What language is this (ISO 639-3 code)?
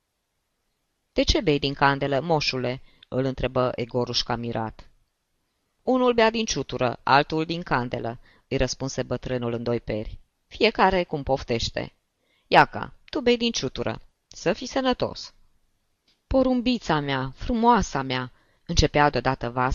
ron